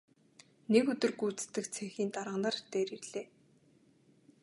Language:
Mongolian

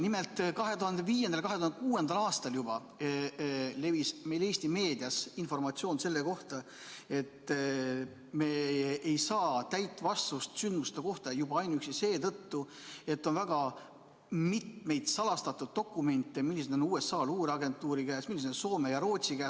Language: Estonian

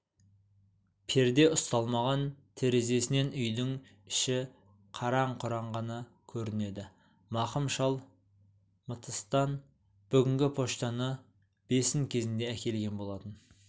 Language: Kazakh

